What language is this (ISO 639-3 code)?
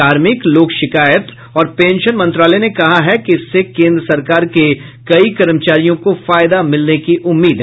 hin